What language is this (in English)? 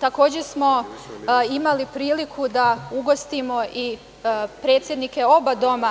Serbian